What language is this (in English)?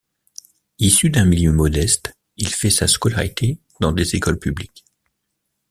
French